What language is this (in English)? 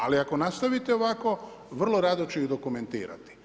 Croatian